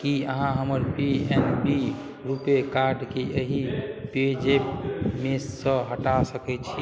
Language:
Maithili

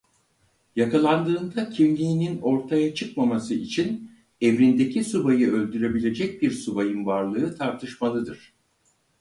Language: Turkish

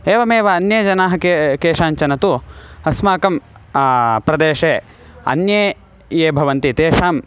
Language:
Sanskrit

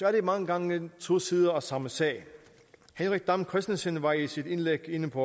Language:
Danish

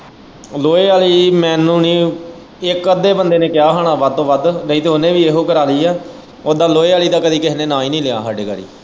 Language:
Punjabi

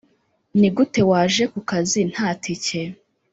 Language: Kinyarwanda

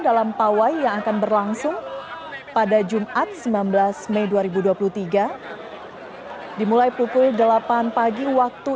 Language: Indonesian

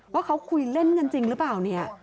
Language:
Thai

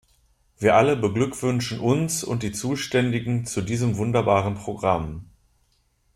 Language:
German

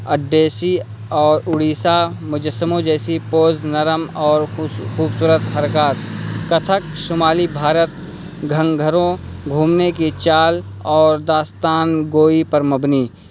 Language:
Urdu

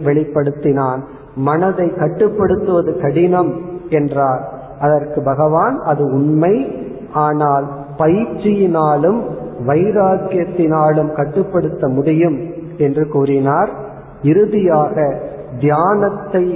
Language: Tamil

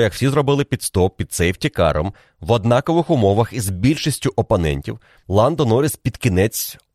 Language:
Ukrainian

